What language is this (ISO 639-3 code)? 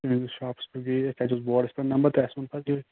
kas